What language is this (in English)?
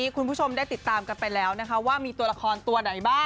Thai